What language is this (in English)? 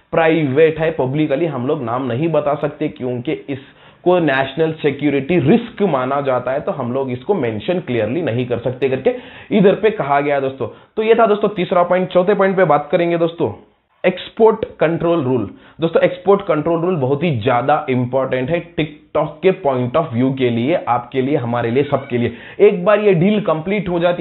Hindi